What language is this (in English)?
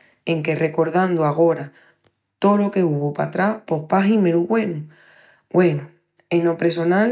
Extremaduran